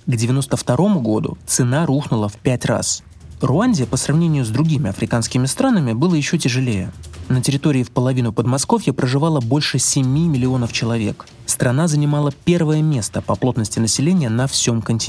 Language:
Russian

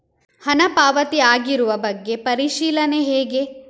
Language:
Kannada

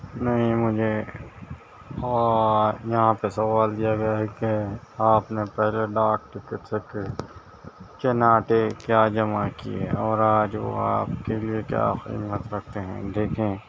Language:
Urdu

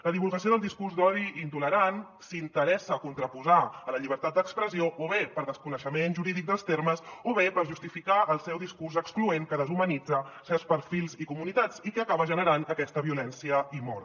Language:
Catalan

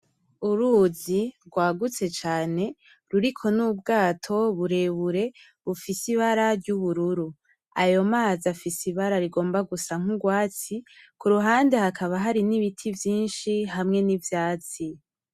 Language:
Rundi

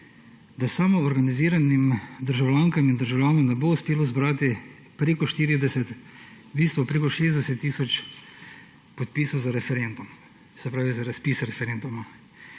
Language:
Slovenian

